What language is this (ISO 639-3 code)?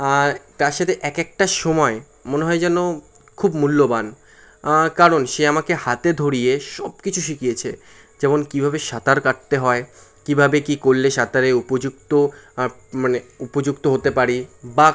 ben